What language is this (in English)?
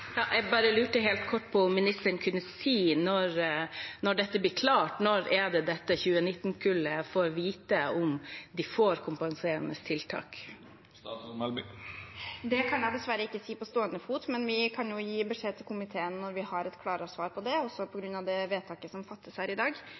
Norwegian